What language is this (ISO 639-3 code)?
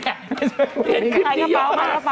tha